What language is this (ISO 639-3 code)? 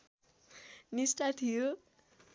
nep